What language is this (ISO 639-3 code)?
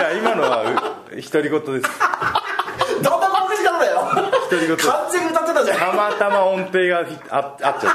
jpn